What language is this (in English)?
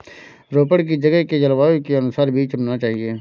Hindi